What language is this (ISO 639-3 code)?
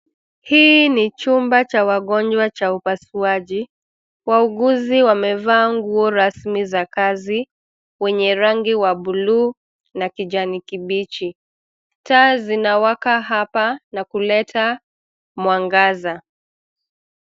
swa